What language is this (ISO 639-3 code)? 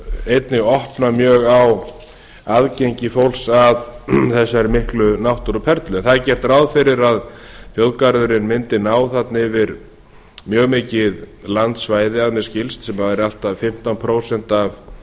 isl